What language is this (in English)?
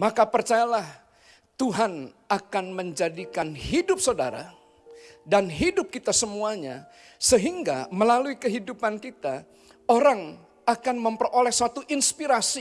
Indonesian